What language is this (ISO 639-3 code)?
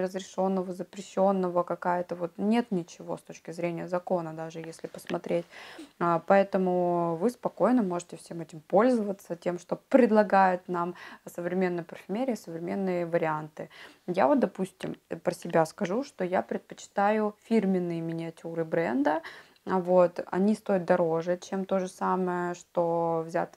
rus